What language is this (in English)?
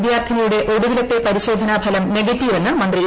Malayalam